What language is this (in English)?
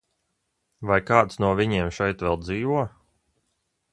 Latvian